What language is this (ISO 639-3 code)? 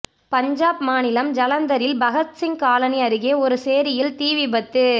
tam